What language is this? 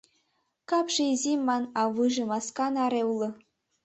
Mari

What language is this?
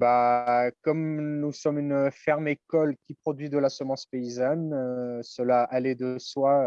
French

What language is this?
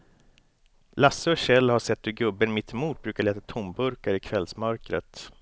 Swedish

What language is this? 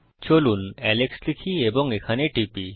Bangla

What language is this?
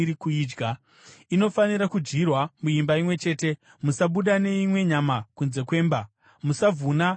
Shona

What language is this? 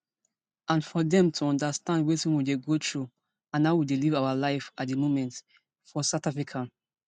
Nigerian Pidgin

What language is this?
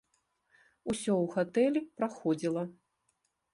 Belarusian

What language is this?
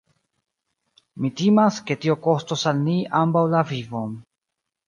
Esperanto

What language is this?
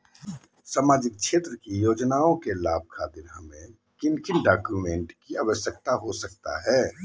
Magahi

